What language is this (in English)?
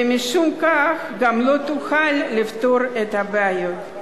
Hebrew